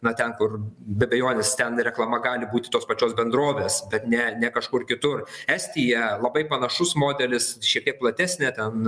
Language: Lithuanian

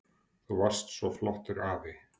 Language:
Icelandic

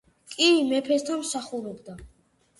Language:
Georgian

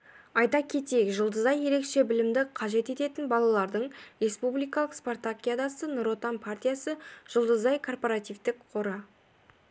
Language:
Kazakh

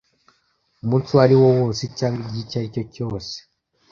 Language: Kinyarwanda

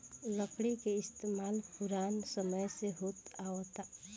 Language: Bhojpuri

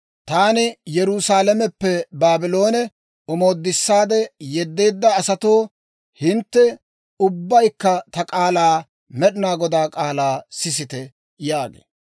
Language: Dawro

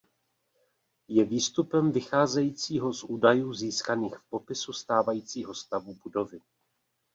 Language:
Czech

